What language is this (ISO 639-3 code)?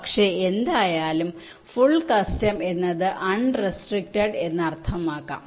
mal